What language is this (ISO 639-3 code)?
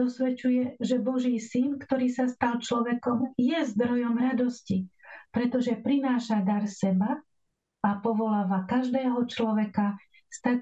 slk